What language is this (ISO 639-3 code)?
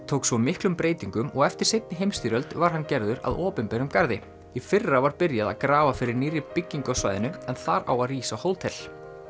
isl